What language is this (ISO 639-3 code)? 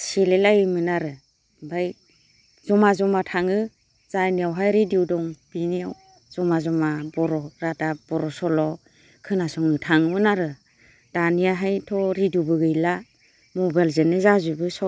brx